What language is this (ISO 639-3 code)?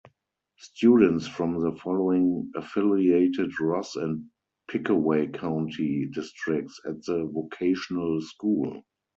eng